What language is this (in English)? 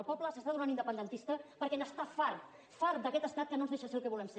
Catalan